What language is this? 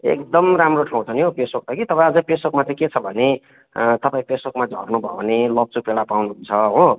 Nepali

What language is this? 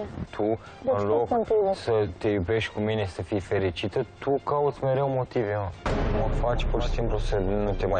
Romanian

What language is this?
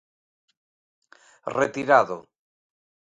Galician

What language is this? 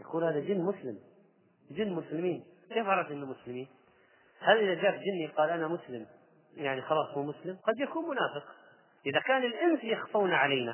Arabic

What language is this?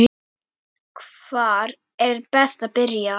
Icelandic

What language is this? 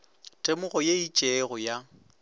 Northern Sotho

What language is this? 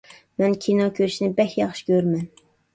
Uyghur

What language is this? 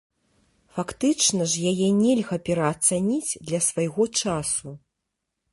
Belarusian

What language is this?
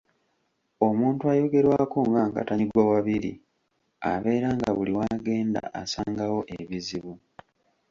Ganda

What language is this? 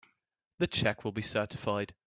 English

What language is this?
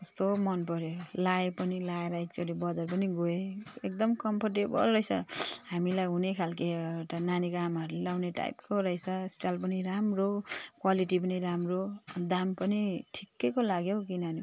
Nepali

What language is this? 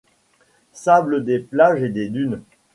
French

